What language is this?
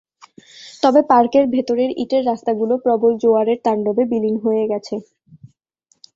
Bangla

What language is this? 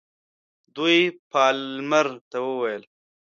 Pashto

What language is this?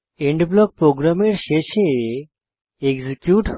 Bangla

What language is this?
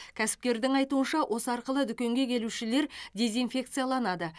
Kazakh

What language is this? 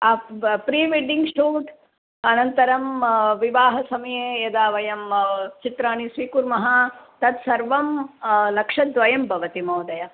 Sanskrit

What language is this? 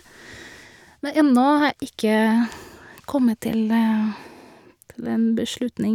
Norwegian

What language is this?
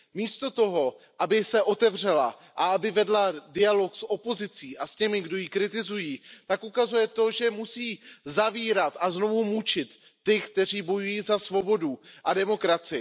Czech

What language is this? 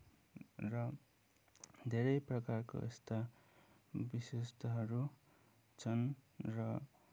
Nepali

